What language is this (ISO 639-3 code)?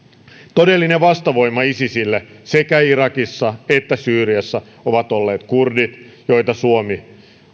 fin